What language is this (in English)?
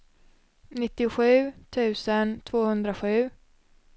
Swedish